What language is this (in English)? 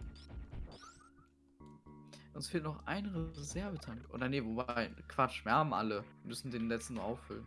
German